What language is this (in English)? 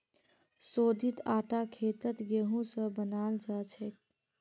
Magahi